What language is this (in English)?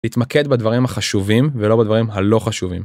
Hebrew